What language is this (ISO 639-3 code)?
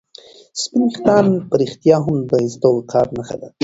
pus